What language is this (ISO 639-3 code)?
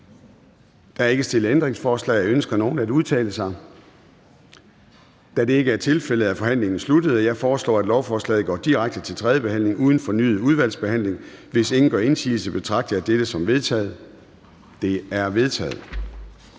dan